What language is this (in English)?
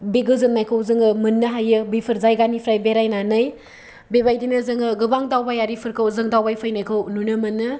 Bodo